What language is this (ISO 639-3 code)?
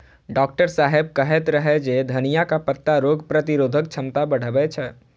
mai